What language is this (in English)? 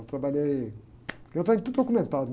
Portuguese